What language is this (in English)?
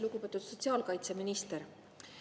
Estonian